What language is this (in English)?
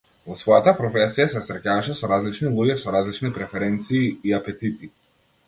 Macedonian